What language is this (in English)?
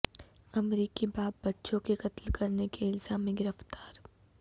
Urdu